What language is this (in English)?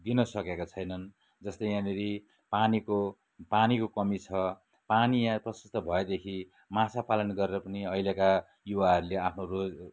Nepali